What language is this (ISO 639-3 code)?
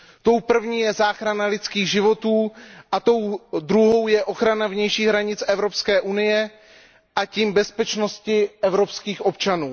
ces